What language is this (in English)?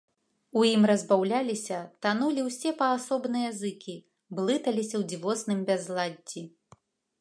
Belarusian